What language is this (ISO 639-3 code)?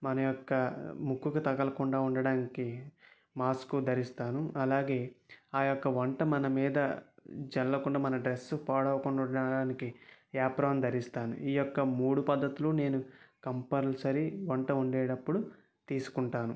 tel